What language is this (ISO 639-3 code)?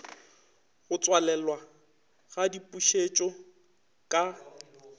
nso